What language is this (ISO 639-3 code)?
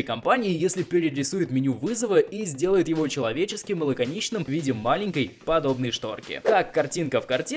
rus